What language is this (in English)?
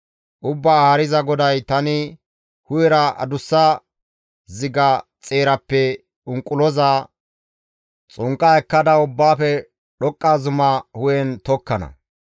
Gamo